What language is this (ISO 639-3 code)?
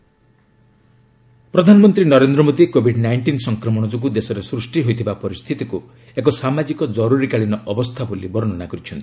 ori